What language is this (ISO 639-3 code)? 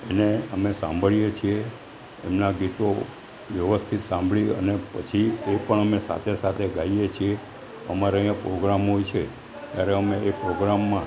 guj